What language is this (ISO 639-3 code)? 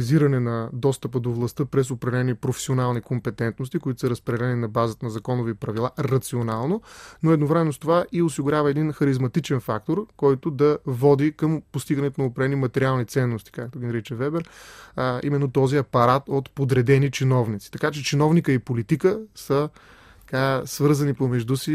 bul